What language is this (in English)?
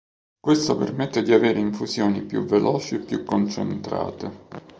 Italian